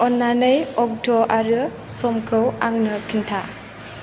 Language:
Bodo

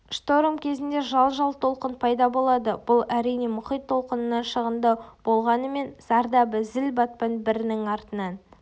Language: Kazakh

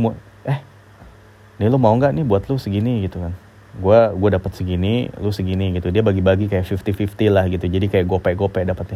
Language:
Indonesian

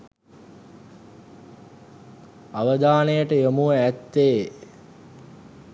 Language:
Sinhala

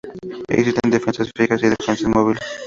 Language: Spanish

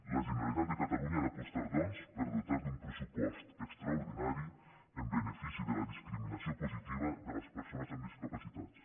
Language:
Catalan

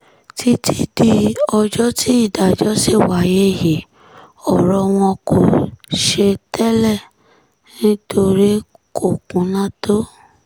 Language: Yoruba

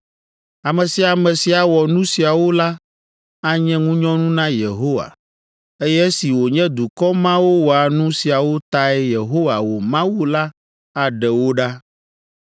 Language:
Ewe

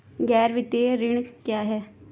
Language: Hindi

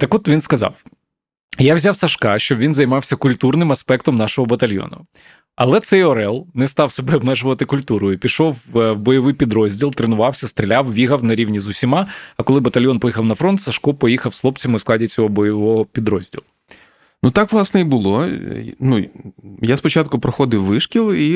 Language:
Ukrainian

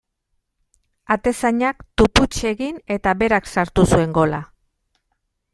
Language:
Basque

